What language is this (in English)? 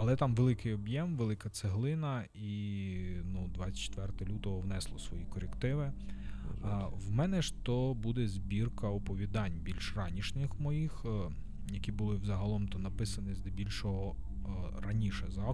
Ukrainian